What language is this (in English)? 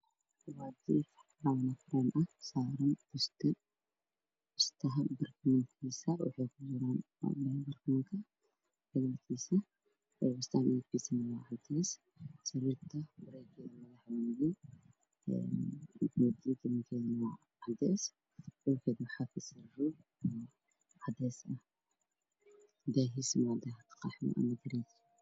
Somali